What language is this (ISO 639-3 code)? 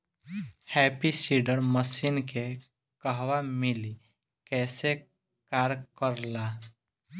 bho